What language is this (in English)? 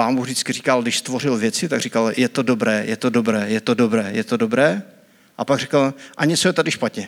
Czech